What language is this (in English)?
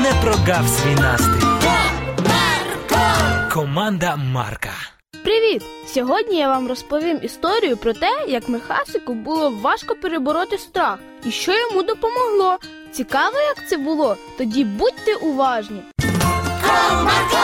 Ukrainian